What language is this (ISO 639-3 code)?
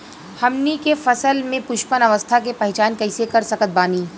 bho